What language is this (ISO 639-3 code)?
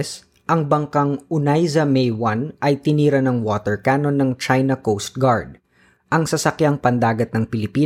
fil